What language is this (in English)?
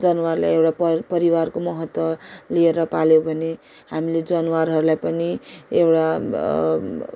Nepali